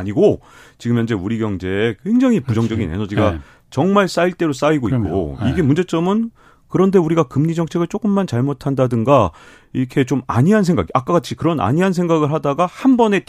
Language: Korean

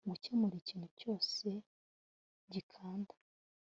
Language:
Kinyarwanda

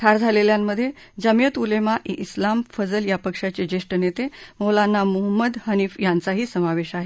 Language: Marathi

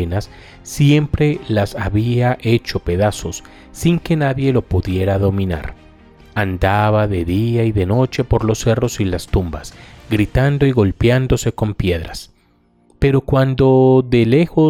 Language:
Spanish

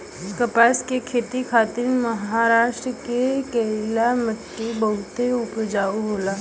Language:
Bhojpuri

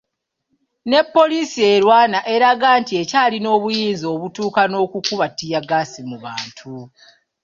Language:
Ganda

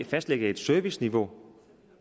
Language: Danish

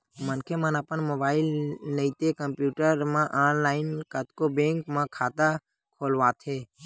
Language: Chhattisgarhi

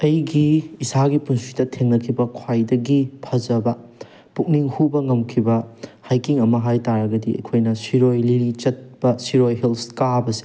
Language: Manipuri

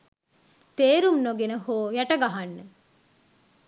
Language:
Sinhala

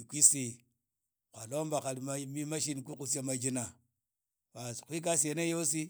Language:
Idakho-Isukha-Tiriki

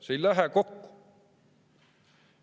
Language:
Estonian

